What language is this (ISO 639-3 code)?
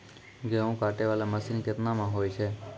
mai